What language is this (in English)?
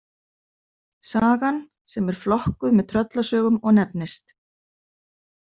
Icelandic